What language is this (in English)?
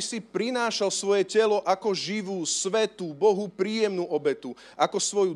Slovak